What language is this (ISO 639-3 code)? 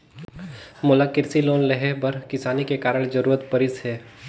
hne